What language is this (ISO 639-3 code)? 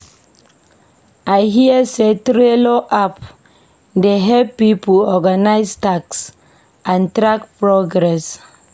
pcm